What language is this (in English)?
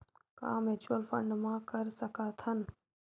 Chhattisgarhi